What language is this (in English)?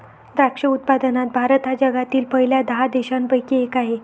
Marathi